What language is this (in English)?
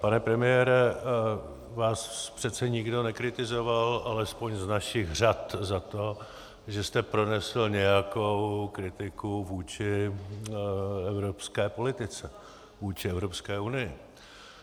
Czech